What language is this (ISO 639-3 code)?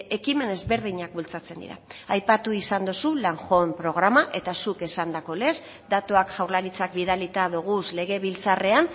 eus